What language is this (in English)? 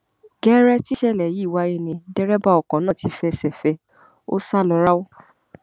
Yoruba